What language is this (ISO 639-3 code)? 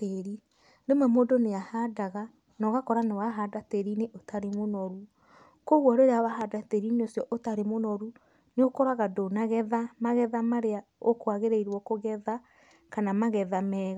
kik